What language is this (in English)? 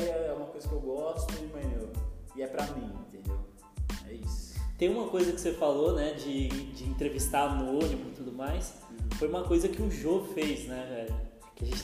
Portuguese